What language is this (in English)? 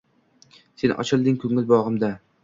Uzbek